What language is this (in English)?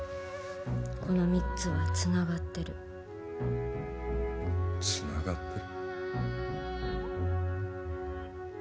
Japanese